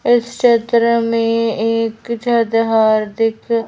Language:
Hindi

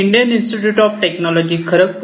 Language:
Marathi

